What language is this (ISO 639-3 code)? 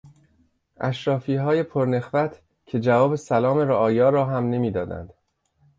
fas